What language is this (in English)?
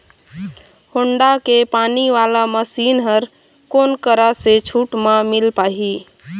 Chhattisgarhi